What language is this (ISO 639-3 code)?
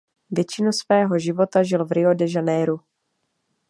ces